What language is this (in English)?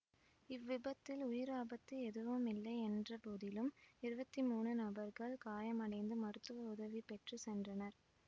Tamil